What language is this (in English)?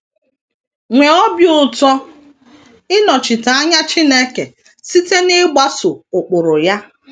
Igbo